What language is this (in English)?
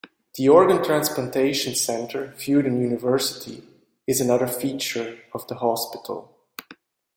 English